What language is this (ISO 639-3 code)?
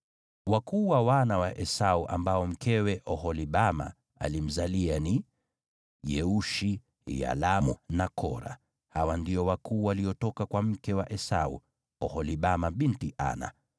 swa